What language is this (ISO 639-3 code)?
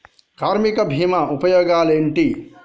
tel